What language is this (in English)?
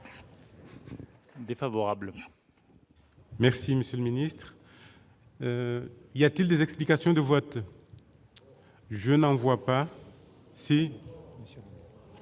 French